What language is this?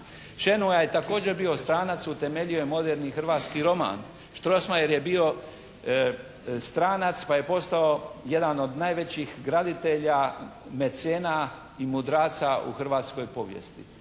Croatian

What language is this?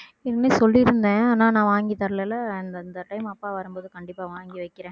Tamil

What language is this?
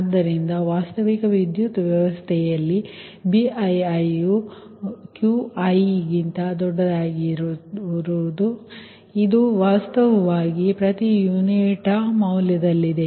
Kannada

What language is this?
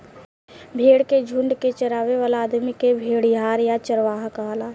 Bhojpuri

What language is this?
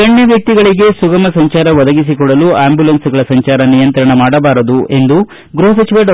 Kannada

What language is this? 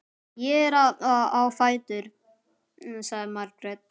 Icelandic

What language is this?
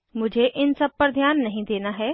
Hindi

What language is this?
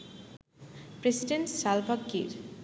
Bangla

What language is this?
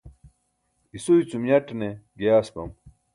Burushaski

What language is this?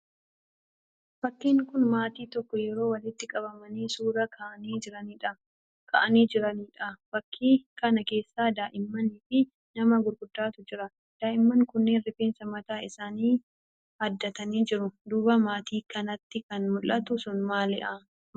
Oromo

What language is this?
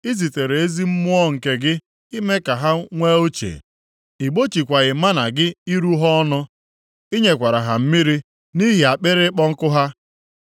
Igbo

